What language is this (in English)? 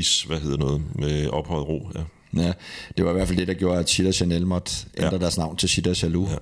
Danish